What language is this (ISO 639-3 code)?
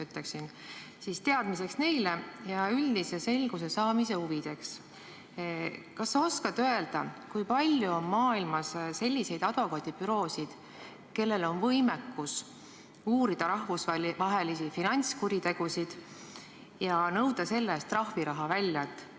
est